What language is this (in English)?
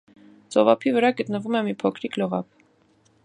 Armenian